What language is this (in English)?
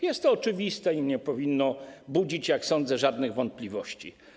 Polish